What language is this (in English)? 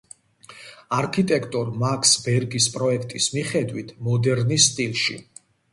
Georgian